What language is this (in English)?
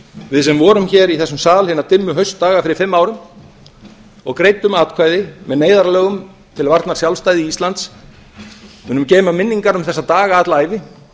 Icelandic